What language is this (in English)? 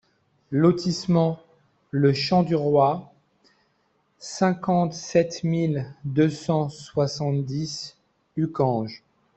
French